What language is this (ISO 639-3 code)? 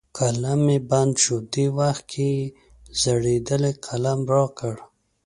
pus